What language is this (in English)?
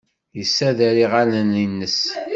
Kabyle